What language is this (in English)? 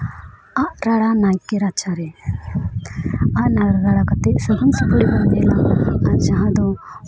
Santali